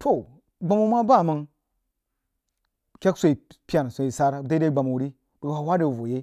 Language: Jiba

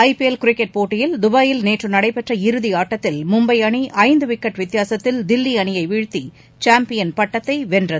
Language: Tamil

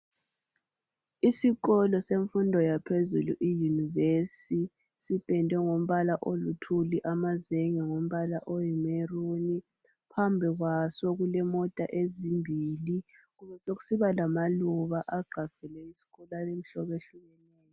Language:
North Ndebele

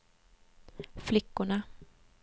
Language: Swedish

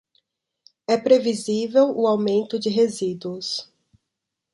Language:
Portuguese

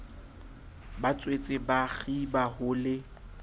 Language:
Southern Sotho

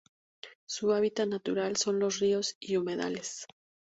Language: Spanish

